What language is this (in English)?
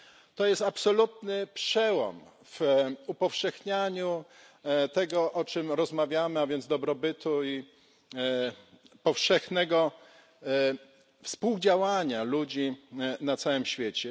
Polish